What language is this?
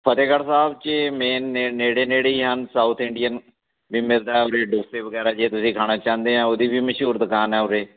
Punjabi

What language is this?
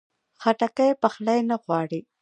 Pashto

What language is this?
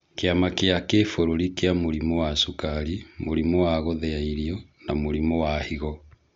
Kikuyu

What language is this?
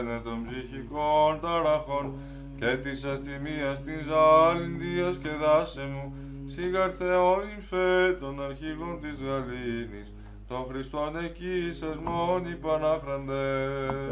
Greek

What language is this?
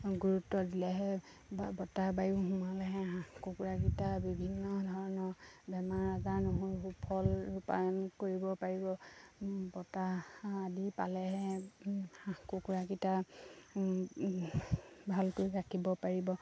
Assamese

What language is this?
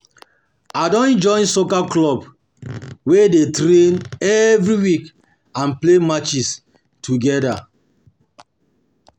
Nigerian Pidgin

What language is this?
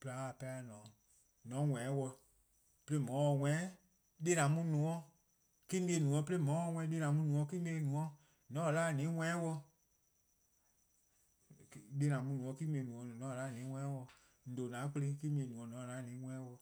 Eastern Krahn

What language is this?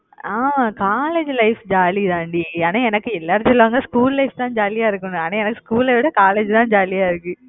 Tamil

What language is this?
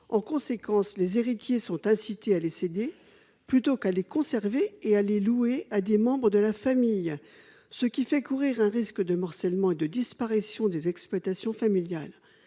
French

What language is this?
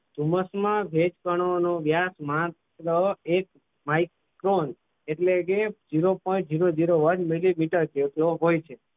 Gujarati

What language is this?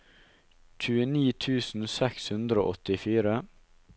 Norwegian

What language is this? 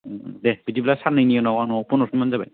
Bodo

